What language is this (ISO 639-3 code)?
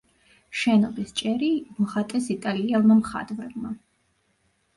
kat